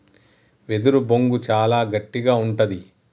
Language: Telugu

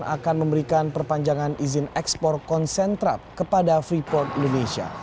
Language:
Indonesian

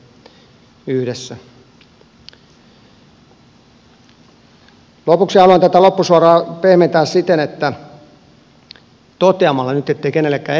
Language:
Finnish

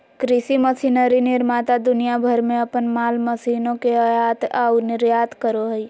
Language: Magahi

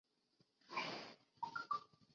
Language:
Chinese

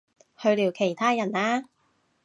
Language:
Cantonese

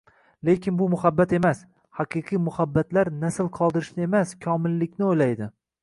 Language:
Uzbek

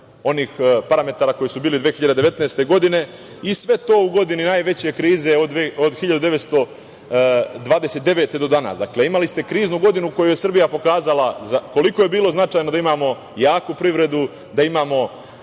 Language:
Serbian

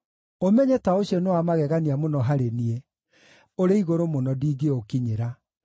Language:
Kikuyu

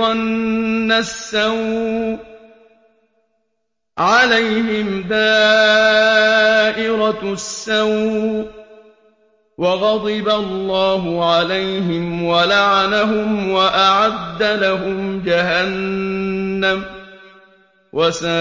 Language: Arabic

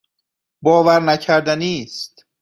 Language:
Persian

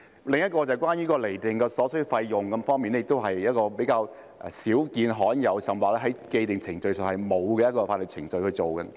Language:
Cantonese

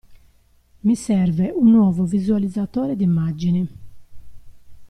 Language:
Italian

